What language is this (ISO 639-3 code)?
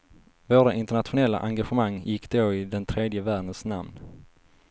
swe